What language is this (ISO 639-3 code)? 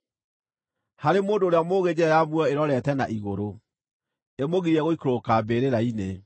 kik